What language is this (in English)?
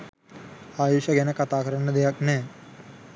Sinhala